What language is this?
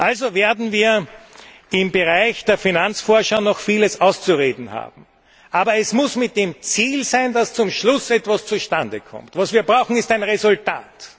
German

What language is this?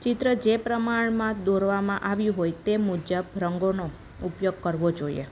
Gujarati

